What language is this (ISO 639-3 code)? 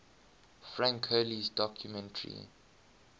eng